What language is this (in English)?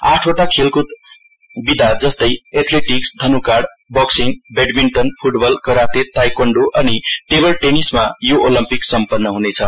Nepali